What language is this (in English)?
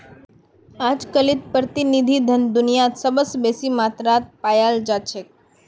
Magahi